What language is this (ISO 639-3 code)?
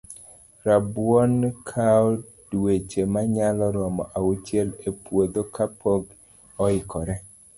luo